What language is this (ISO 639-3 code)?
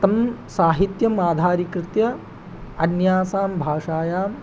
san